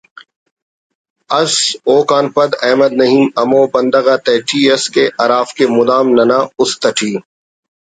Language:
Brahui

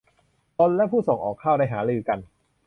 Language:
Thai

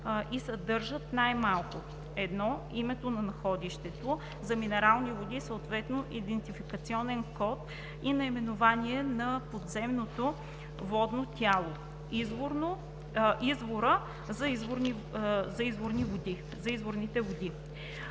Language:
Bulgarian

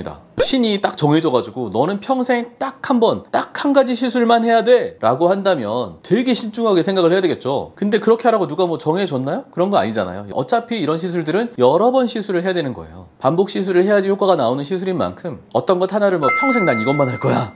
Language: Korean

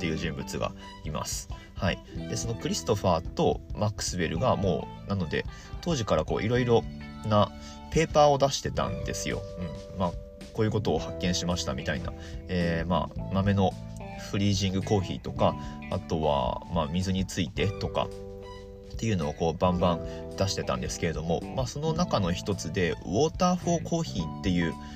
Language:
Japanese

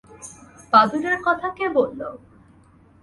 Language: Bangla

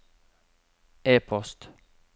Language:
Norwegian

